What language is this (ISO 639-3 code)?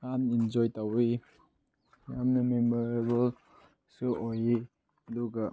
mni